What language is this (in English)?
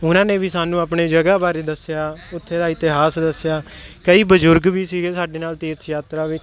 Punjabi